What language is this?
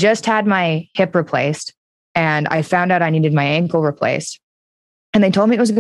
English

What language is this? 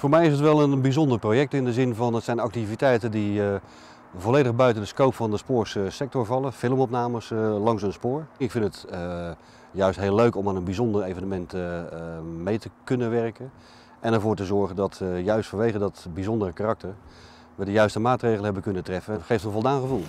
Dutch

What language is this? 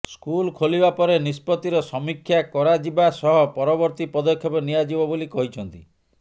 Odia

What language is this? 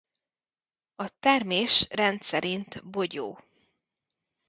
Hungarian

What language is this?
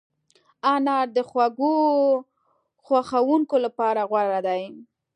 Pashto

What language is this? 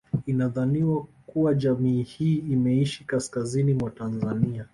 Swahili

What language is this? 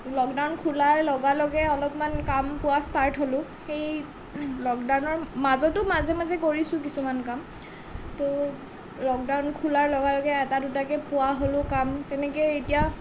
Assamese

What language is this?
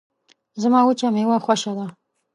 Pashto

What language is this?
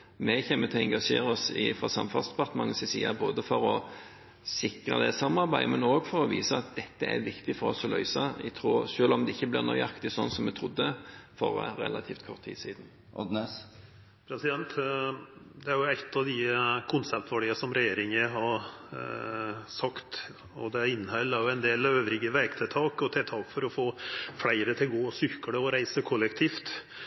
Norwegian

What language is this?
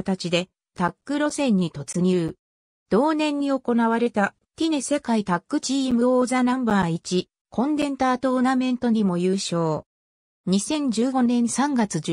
Japanese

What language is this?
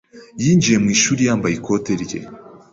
Kinyarwanda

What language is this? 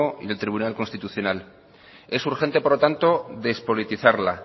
Spanish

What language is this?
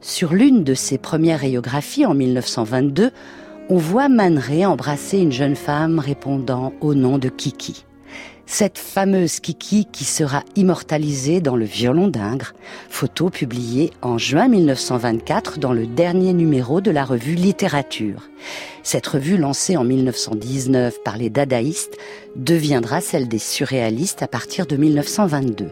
French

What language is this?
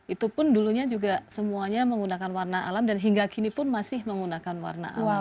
Indonesian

